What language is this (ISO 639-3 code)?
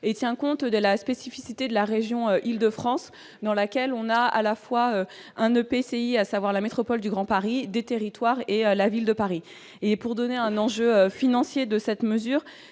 fra